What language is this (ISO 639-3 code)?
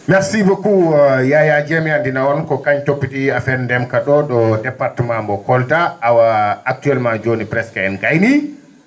ful